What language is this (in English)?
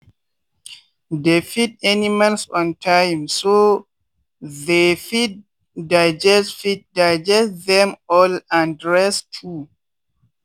Nigerian Pidgin